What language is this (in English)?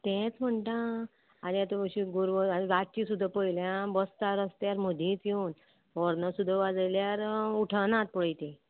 Konkani